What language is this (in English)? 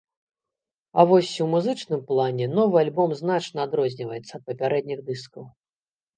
Belarusian